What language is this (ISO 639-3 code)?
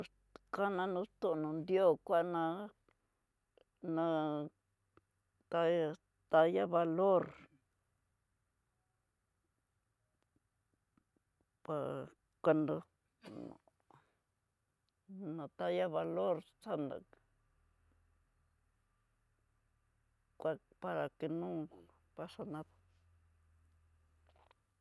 mtx